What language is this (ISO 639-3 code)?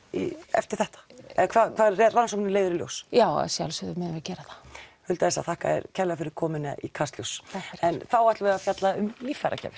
isl